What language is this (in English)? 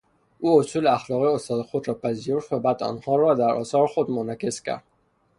Persian